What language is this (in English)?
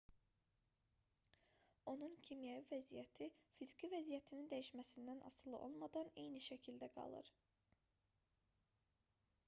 Azerbaijani